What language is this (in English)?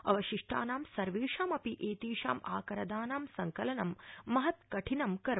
Sanskrit